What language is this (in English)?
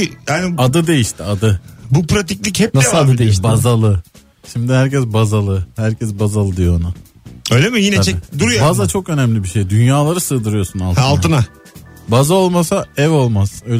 Turkish